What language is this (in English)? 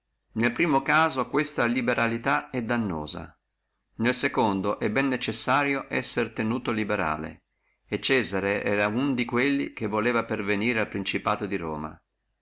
Italian